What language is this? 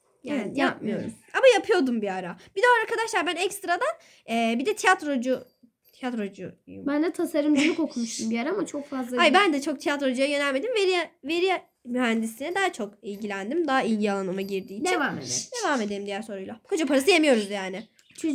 Turkish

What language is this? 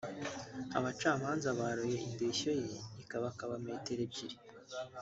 Kinyarwanda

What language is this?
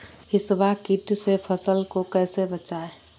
Magahi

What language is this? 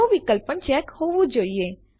Gujarati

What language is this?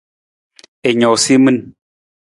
Nawdm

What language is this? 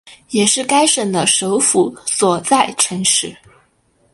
Chinese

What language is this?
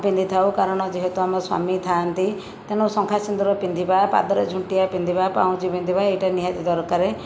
Odia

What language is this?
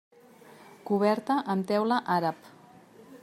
Catalan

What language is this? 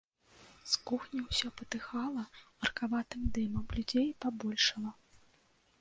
Belarusian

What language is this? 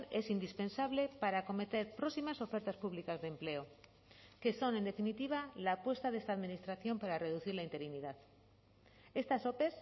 Spanish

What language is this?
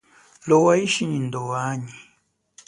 Chokwe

